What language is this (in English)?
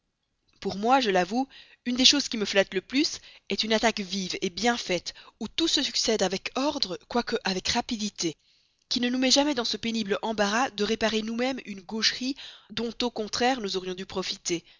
French